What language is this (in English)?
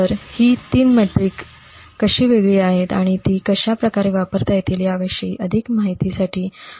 Marathi